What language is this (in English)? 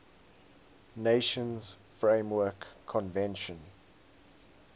English